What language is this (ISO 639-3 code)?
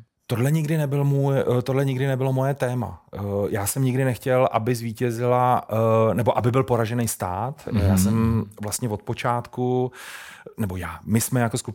ces